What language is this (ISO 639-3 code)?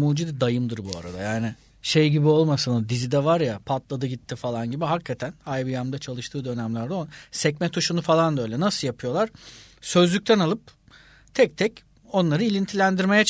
tur